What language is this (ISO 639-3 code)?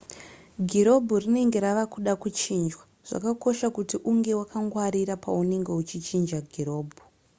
sna